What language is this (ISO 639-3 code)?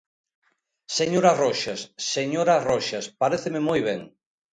glg